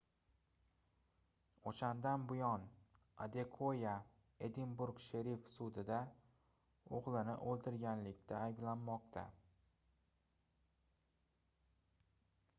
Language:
Uzbek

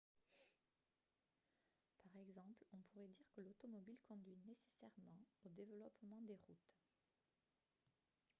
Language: French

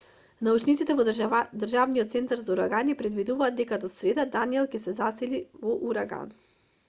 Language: Macedonian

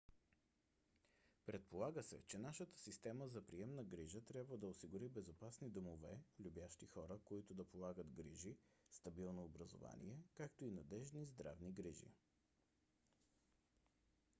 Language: Bulgarian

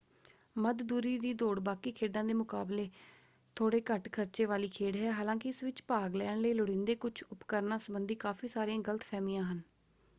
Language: Punjabi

